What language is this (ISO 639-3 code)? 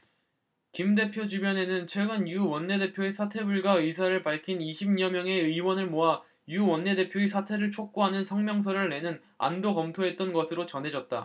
kor